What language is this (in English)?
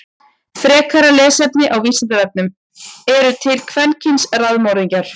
Icelandic